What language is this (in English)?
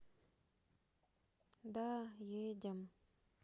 Russian